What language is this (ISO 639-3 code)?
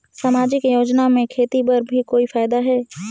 hne